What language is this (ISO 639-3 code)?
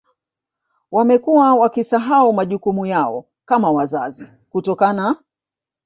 swa